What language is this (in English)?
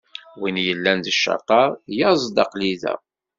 Kabyle